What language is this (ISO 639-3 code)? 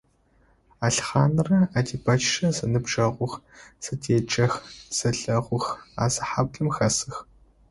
ady